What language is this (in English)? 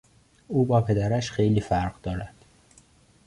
Persian